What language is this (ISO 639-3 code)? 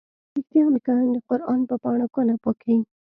pus